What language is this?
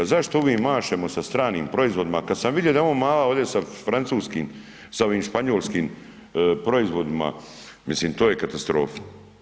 Croatian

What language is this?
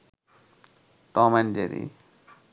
Bangla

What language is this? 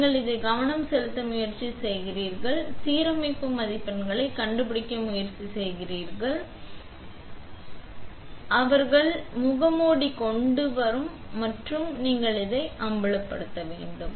Tamil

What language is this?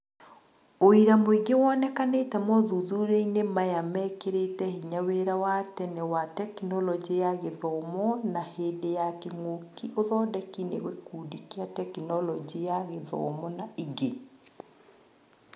Kikuyu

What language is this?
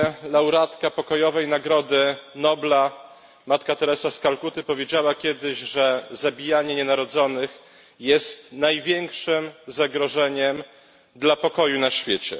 Polish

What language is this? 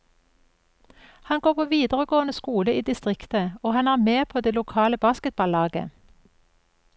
Norwegian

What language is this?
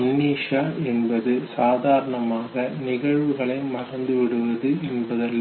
Tamil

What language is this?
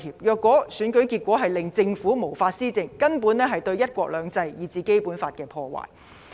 Cantonese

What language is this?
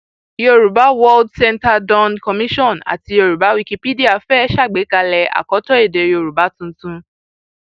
Yoruba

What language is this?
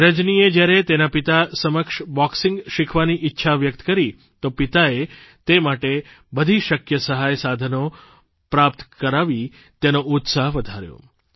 Gujarati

